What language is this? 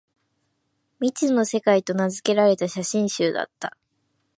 Japanese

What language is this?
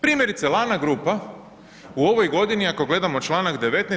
Croatian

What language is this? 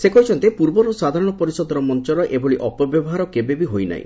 Odia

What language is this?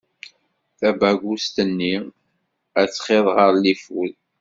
Kabyle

